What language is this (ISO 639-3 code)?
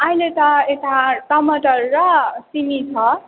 nep